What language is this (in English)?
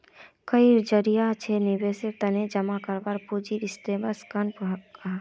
Magahi